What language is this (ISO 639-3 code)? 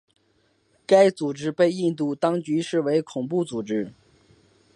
zho